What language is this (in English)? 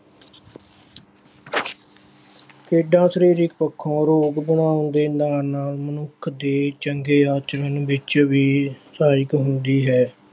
Punjabi